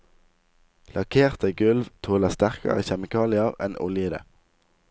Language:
Norwegian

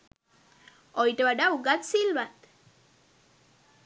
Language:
Sinhala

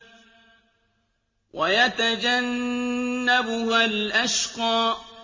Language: Arabic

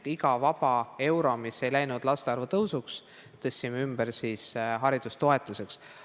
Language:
Estonian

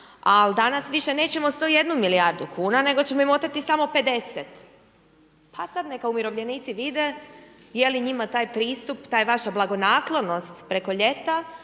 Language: Croatian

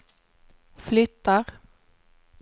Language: Swedish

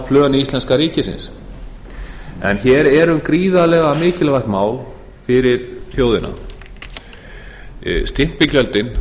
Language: Icelandic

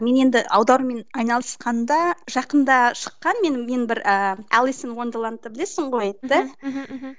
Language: Kazakh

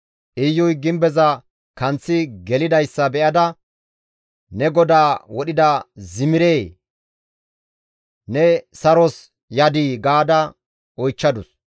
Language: Gamo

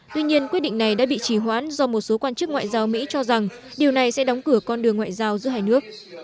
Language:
Vietnamese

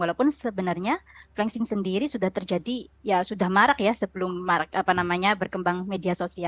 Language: Indonesian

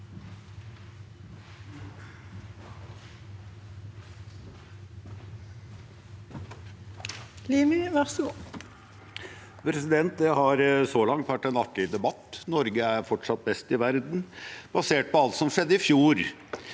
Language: Norwegian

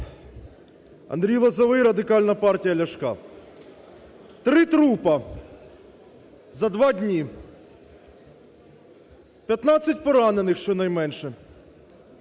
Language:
Ukrainian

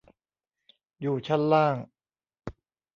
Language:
Thai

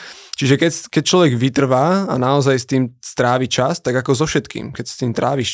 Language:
Slovak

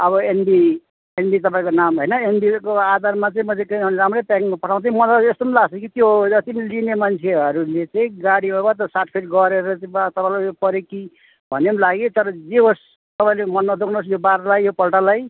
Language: Nepali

